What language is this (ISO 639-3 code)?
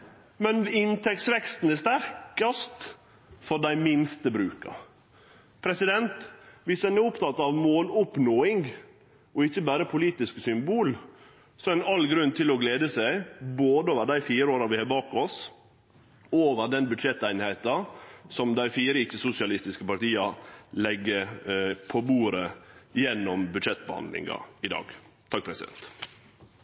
nno